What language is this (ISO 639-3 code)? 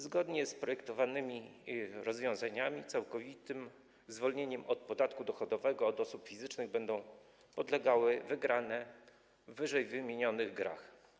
pol